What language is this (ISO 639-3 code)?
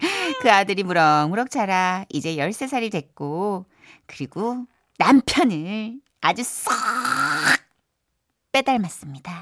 kor